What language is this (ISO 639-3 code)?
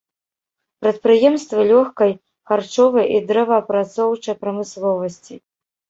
bel